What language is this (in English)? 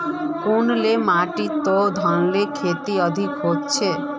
Magahi